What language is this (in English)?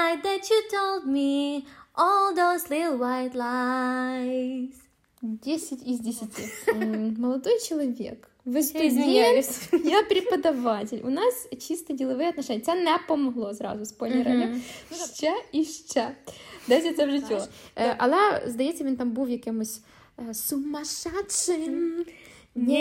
Ukrainian